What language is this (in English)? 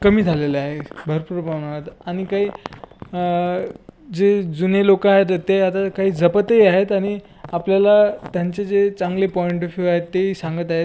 Marathi